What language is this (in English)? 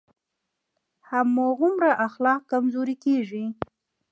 Pashto